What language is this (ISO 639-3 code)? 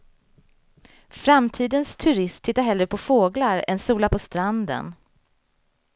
swe